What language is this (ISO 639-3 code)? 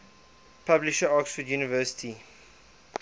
eng